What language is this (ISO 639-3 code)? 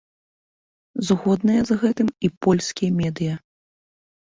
bel